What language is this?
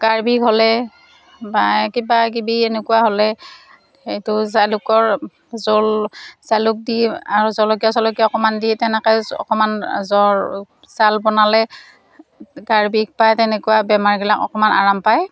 Assamese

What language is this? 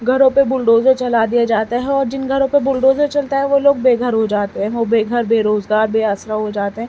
Urdu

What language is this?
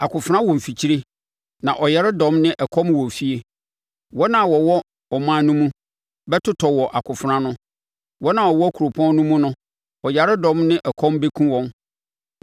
Akan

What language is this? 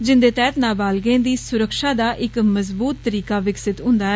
Dogri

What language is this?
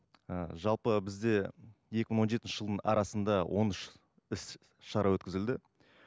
Kazakh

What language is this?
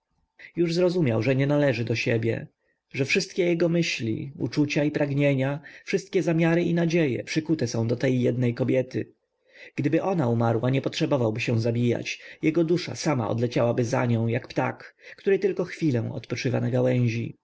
Polish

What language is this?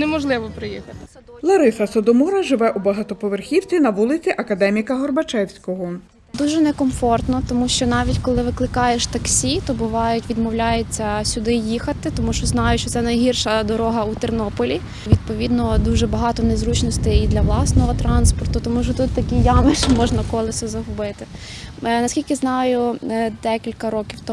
Ukrainian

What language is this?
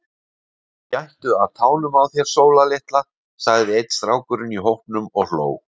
Icelandic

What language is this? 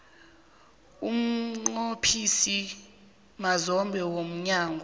South Ndebele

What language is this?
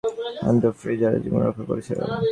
Bangla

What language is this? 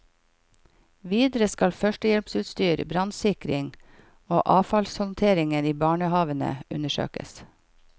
Norwegian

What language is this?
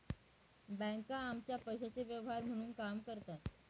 Marathi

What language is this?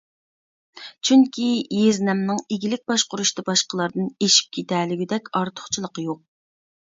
Uyghur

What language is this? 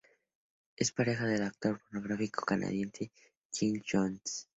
Spanish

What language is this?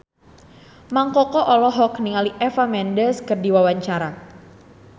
Sundanese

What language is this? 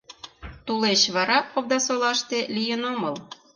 Mari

